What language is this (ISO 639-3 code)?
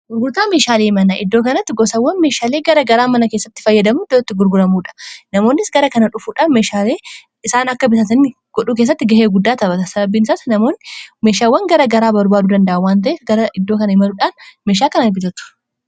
orm